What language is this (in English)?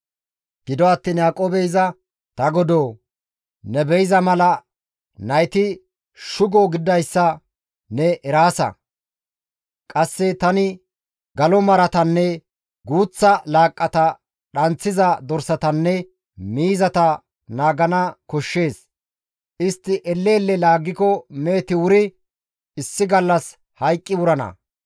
Gamo